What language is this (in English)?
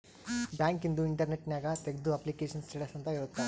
Kannada